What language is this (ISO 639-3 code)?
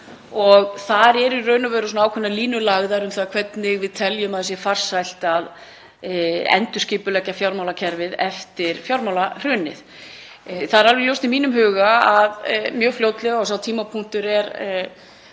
isl